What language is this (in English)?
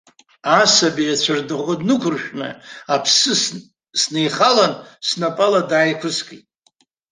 Abkhazian